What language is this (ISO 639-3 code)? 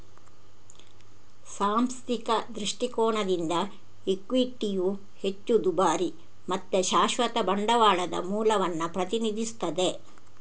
kan